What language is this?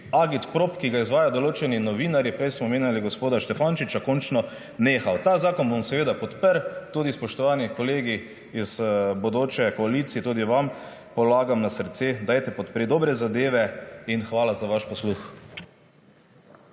Slovenian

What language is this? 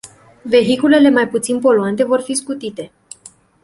Romanian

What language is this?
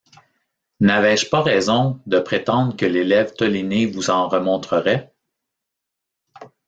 French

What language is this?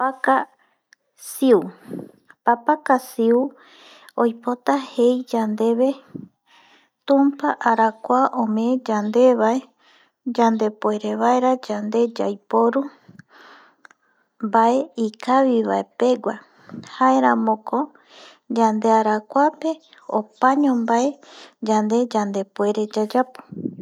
Eastern Bolivian Guaraní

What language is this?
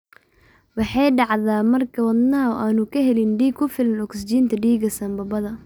Somali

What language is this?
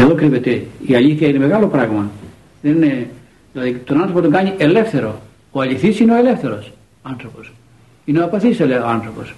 Greek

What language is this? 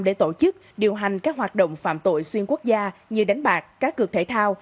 Vietnamese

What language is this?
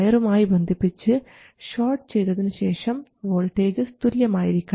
Malayalam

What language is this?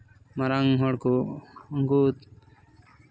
Santali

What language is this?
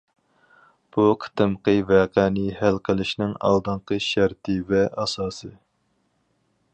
Uyghur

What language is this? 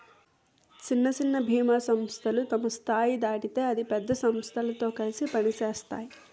Telugu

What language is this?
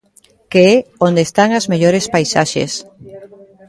Galician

